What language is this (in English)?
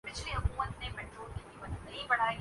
Urdu